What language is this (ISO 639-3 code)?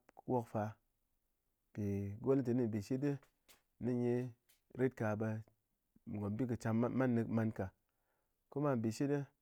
anc